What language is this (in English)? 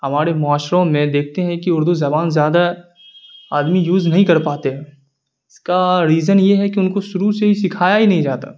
Urdu